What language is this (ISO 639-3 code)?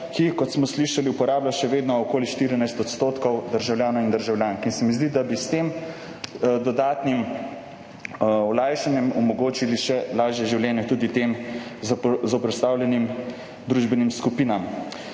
slv